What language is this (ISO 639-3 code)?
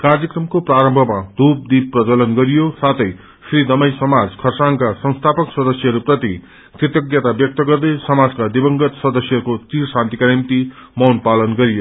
nep